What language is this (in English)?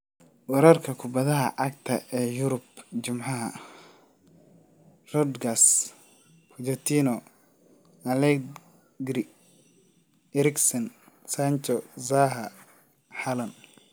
Somali